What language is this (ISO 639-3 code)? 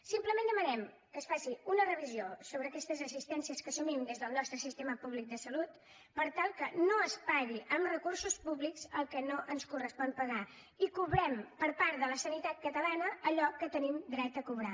cat